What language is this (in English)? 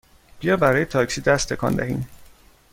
Persian